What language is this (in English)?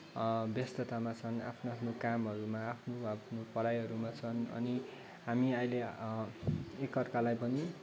Nepali